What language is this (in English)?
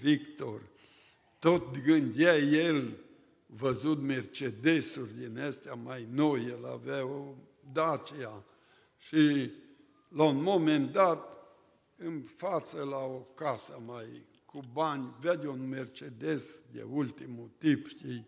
Romanian